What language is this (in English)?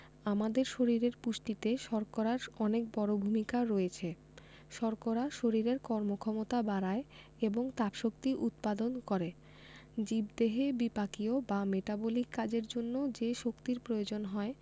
Bangla